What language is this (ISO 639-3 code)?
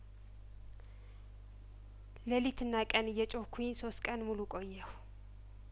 amh